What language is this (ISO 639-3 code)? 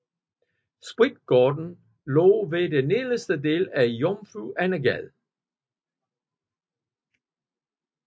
dan